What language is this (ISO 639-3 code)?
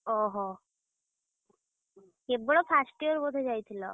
ori